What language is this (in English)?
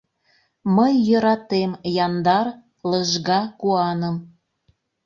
Mari